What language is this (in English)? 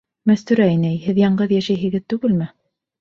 Bashkir